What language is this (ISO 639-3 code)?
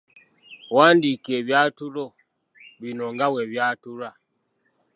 lug